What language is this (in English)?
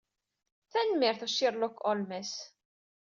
Kabyle